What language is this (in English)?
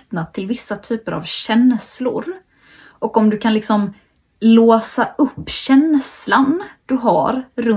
Swedish